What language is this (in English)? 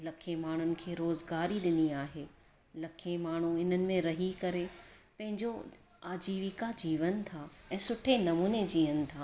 Sindhi